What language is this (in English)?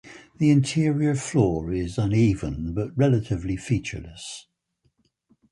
English